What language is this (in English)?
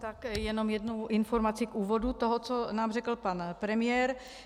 Czech